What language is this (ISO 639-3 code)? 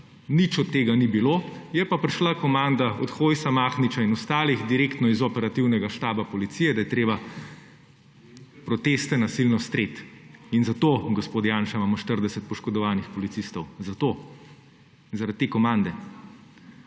slv